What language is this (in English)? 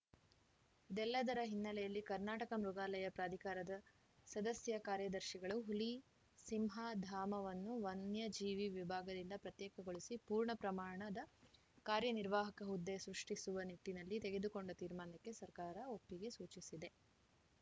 Kannada